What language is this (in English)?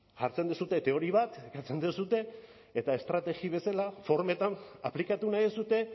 Basque